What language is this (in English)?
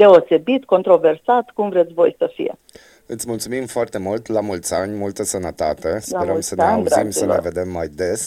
Romanian